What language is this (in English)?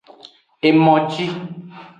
Aja (Benin)